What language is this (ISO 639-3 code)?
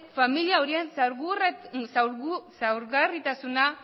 eus